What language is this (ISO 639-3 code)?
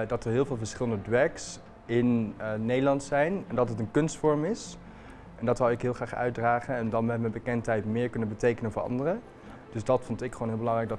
nld